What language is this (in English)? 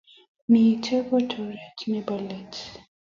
Kalenjin